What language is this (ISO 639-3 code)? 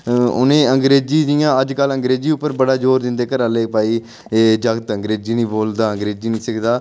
doi